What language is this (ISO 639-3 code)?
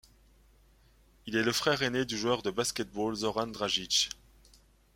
fra